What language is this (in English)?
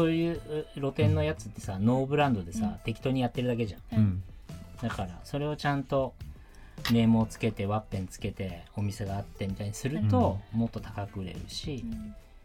Japanese